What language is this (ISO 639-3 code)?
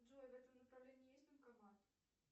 rus